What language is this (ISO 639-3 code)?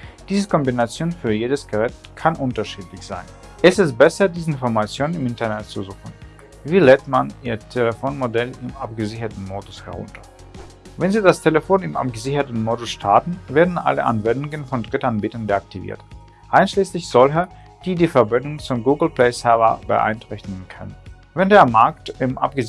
deu